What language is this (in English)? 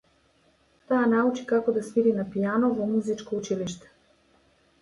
Macedonian